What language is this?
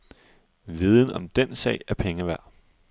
Danish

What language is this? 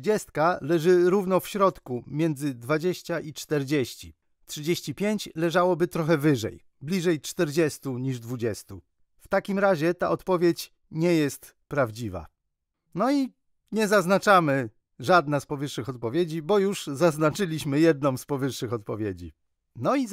Polish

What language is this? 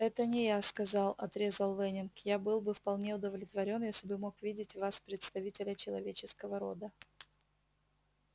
Russian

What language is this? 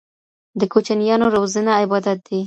Pashto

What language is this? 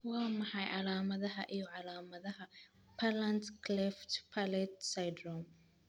Somali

